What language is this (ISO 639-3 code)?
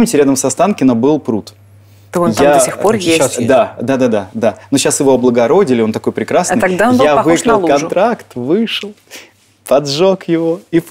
rus